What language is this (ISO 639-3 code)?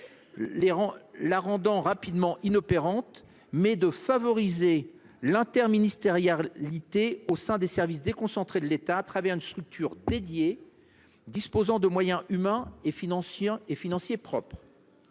fra